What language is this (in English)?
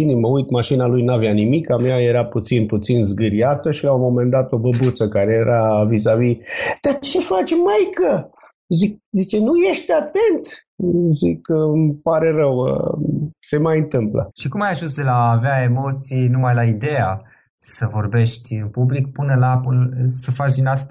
Romanian